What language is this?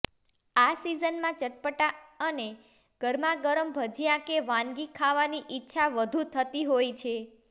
Gujarati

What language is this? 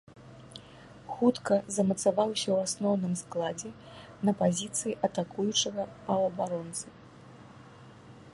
Belarusian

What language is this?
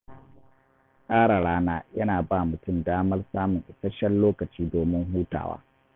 Hausa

